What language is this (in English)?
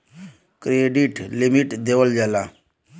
Bhojpuri